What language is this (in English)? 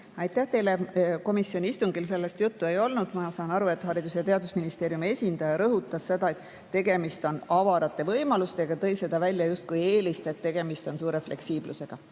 Estonian